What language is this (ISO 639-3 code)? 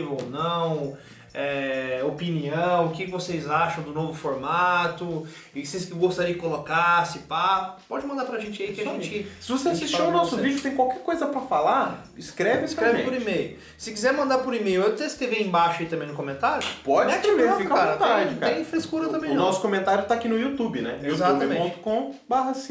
por